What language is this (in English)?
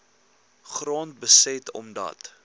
Afrikaans